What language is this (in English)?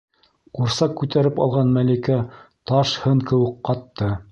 Bashkir